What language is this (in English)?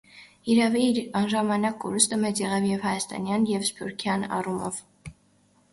Armenian